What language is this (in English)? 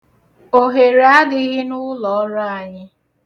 Igbo